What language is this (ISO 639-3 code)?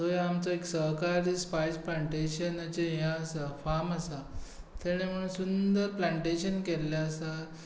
kok